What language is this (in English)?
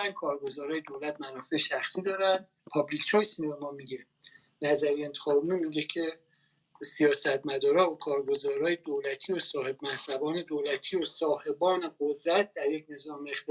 Persian